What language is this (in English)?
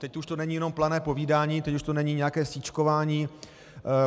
Czech